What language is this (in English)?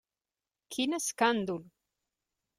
Catalan